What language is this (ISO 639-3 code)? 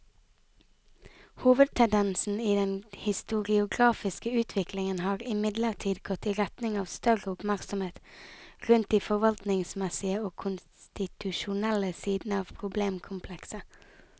nor